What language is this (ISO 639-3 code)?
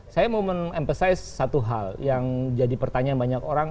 ind